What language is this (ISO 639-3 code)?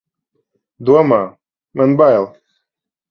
lav